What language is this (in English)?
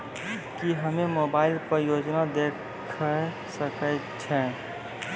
Maithili